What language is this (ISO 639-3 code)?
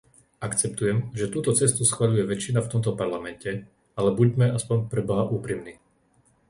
slk